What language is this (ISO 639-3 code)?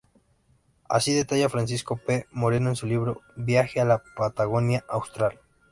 spa